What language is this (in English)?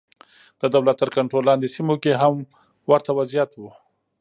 Pashto